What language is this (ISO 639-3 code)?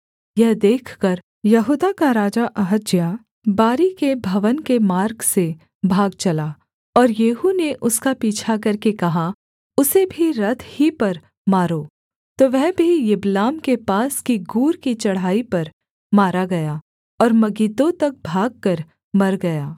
hin